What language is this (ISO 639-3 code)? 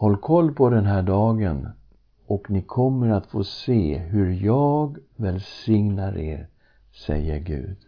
swe